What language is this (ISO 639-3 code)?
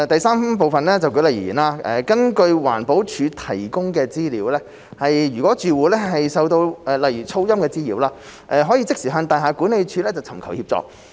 yue